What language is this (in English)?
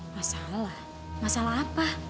Indonesian